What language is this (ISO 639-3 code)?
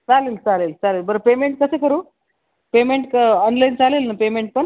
mar